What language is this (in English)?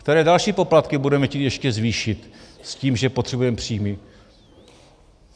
Czech